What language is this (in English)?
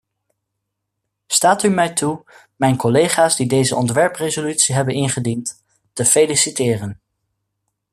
Dutch